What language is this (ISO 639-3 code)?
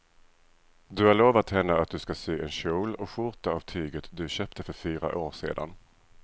swe